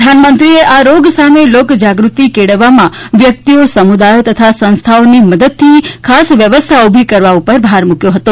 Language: Gujarati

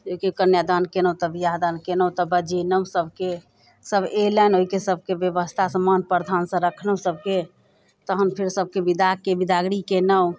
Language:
Maithili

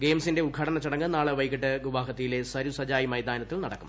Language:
Malayalam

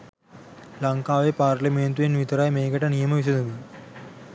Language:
Sinhala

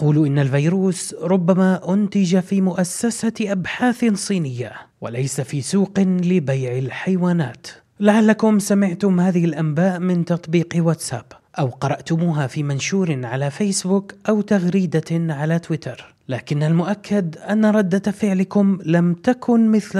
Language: Arabic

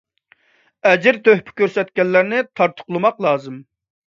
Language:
Uyghur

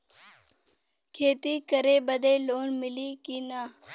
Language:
Bhojpuri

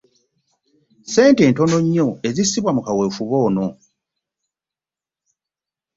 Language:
Ganda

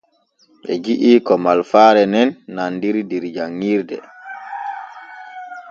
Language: Borgu Fulfulde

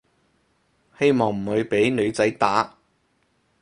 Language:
Cantonese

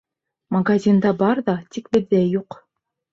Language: Bashkir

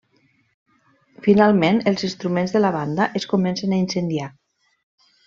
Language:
Catalan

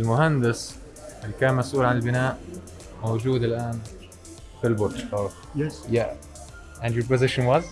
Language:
Arabic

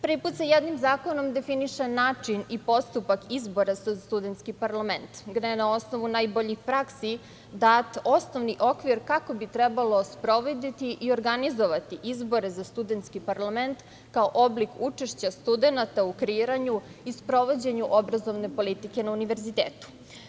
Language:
Serbian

